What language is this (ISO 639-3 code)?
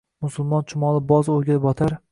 uzb